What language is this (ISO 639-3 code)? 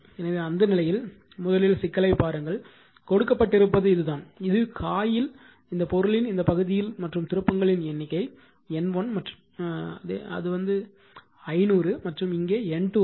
tam